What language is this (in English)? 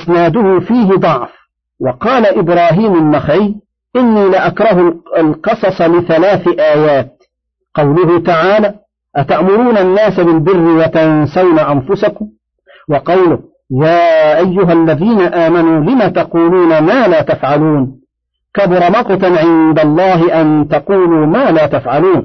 Arabic